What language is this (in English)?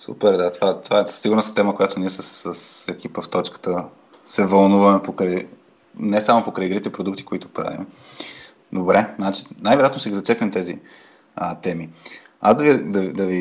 Bulgarian